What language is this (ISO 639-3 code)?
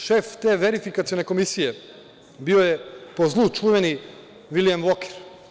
srp